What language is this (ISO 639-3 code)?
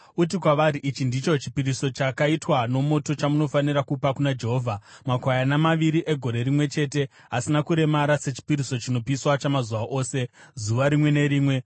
sna